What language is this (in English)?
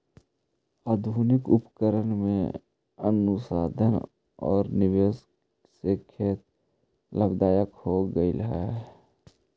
Magahi